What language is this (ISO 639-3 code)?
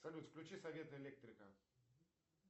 rus